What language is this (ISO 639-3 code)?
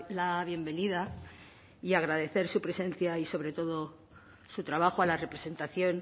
spa